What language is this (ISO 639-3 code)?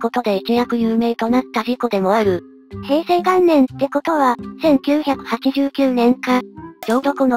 jpn